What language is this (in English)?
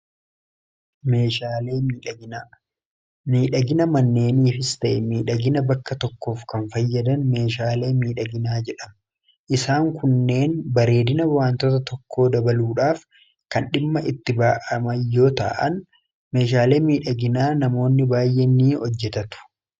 Oromo